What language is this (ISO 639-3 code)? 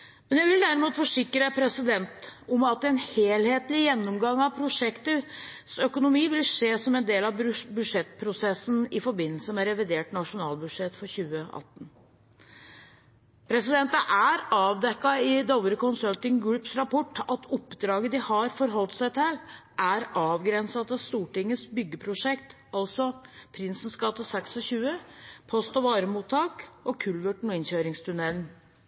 nob